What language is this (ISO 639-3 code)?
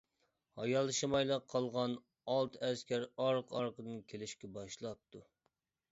uig